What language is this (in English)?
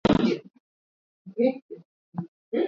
Swahili